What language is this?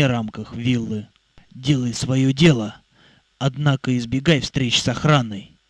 Russian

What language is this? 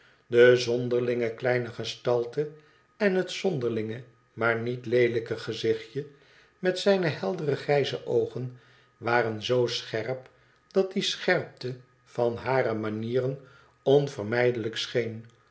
Dutch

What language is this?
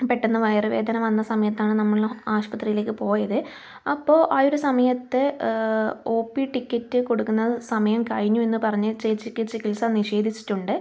Malayalam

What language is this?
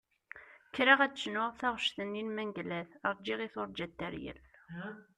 Kabyle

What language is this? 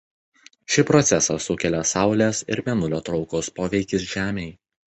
Lithuanian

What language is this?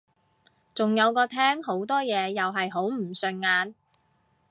Cantonese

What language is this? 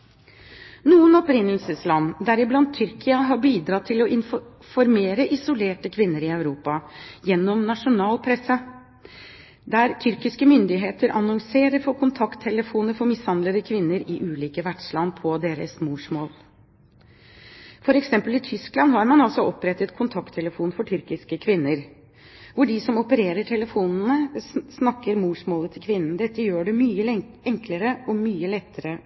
Norwegian Bokmål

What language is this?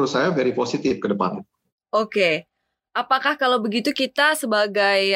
Indonesian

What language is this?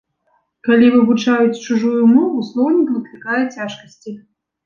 Belarusian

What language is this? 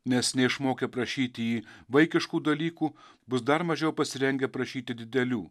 Lithuanian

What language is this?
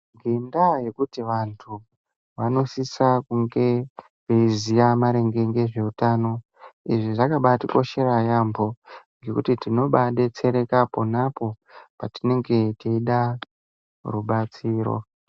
Ndau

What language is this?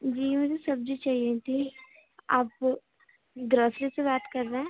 Urdu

